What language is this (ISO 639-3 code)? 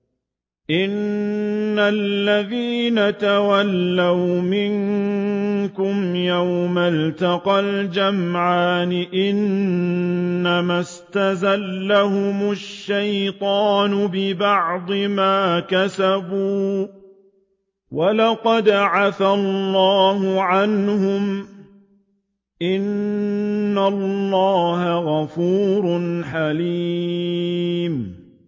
ara